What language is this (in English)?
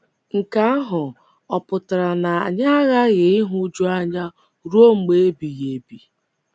Igbo